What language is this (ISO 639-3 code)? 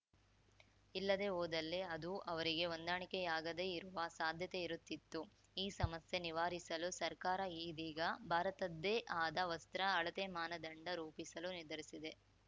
kan